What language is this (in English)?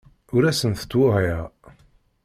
Kabyle